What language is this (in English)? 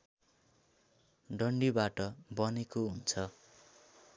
Nepali